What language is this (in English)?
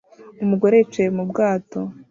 Kinyarwanda